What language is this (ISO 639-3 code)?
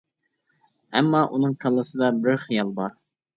uig